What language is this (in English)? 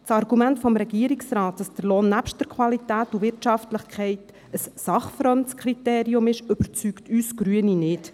Swiss German